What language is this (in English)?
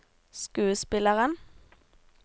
Norwegian